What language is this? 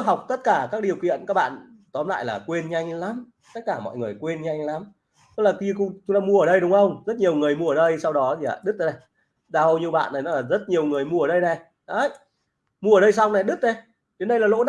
Vietnamese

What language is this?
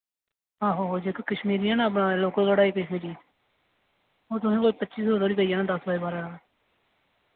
Dogri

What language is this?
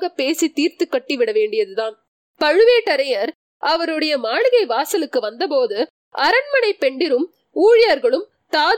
Tamil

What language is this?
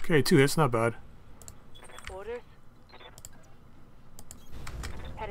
English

